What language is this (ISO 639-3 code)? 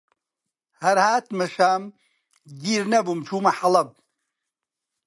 ckb